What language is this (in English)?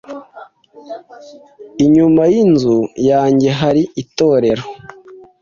Kinyarwanda